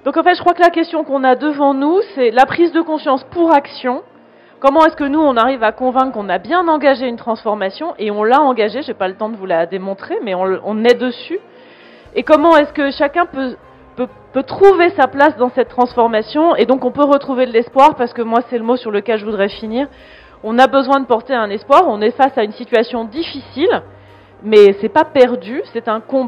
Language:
French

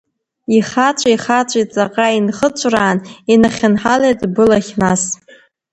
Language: Abkhazian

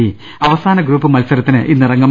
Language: Malayalam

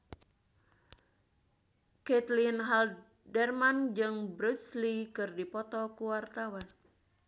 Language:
Sundanese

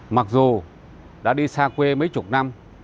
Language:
Vietnamese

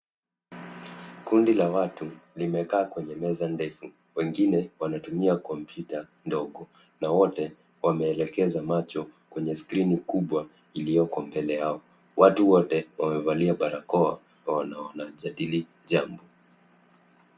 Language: Swahili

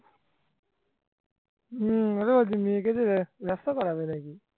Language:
Bangla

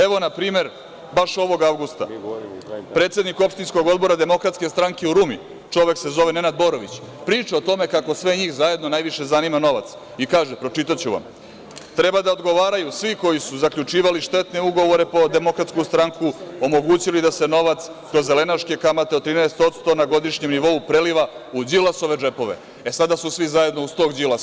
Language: Serbian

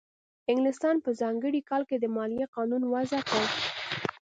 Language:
Pashto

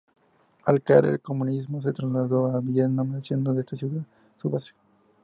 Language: Spanish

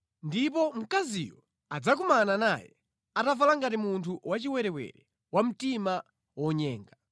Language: Nyanja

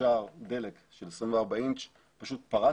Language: Hebrew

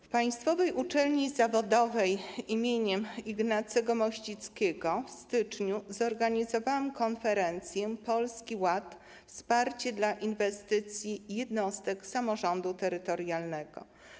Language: Polish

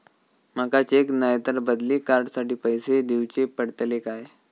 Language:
Marathi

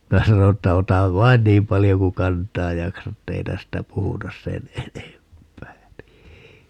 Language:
Finnish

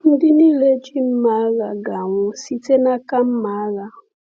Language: Igbo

